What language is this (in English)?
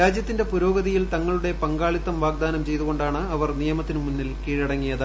Malayalam